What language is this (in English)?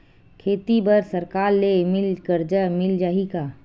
Chhattisgarhi